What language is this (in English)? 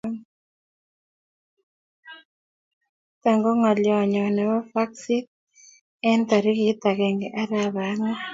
Kalenjin